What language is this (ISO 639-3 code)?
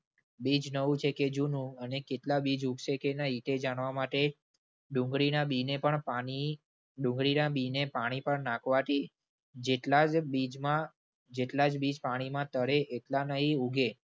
guj